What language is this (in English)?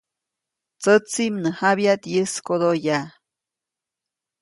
Copainalá Zoque